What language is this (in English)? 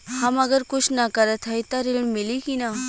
Bhojpuri